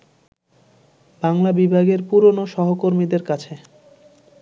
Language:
Bangla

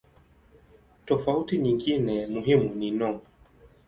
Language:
Swahili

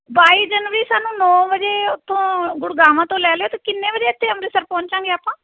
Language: Punjabi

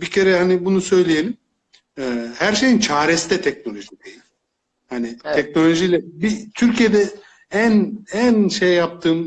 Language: Turkish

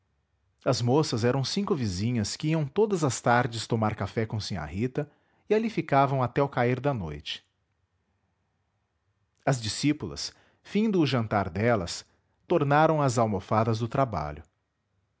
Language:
Portuguese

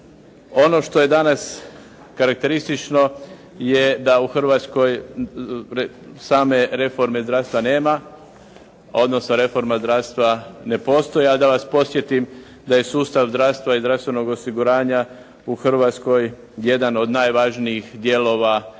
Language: Croatian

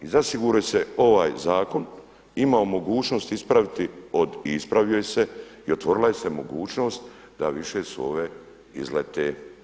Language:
Croatian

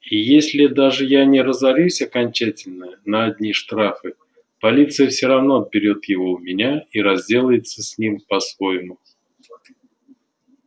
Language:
Russian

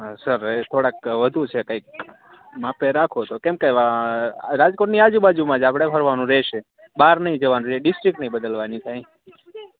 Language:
Gujarati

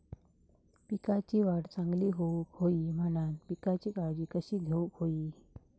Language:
Marathi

